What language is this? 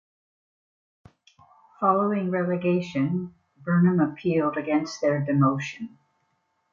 English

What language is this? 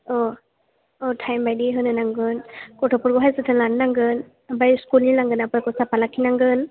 Bodo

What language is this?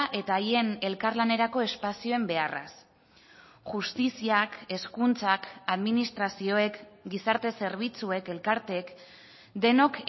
Basque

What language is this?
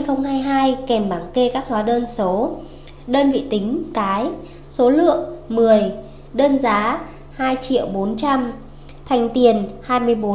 Vietnamese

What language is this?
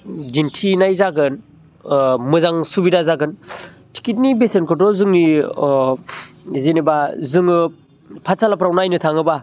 Bodo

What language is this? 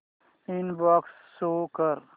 Marathi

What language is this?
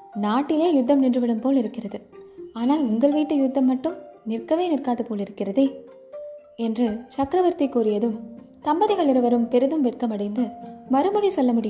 Tamil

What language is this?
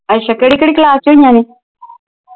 Punjabi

